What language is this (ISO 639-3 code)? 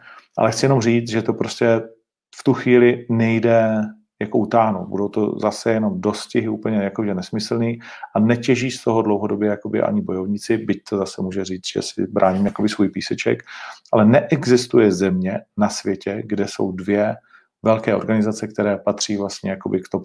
ces